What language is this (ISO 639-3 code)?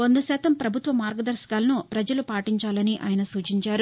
tel